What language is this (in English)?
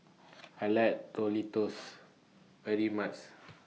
English